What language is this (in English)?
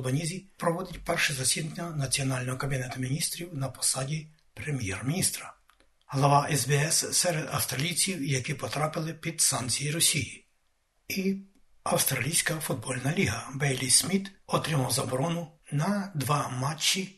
Ukrainian